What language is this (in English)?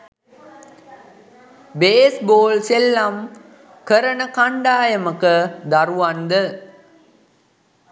Sinhala